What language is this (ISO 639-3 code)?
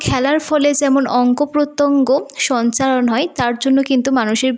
ben